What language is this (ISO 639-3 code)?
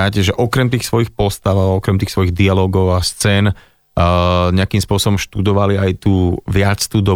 slk